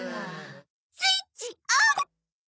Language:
Japanese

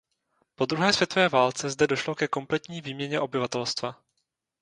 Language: Czech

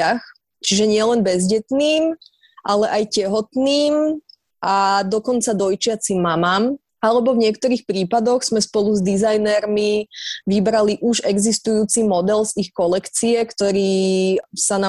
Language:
Slovak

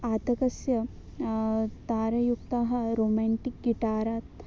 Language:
Sanskrit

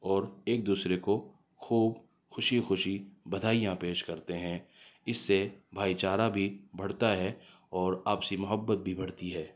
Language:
Urdu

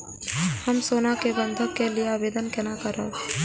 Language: Maithili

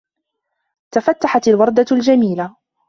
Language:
Arabic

